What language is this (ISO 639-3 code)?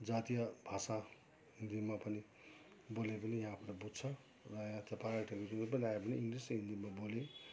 nep